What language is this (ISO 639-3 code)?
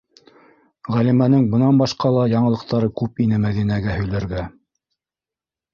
bak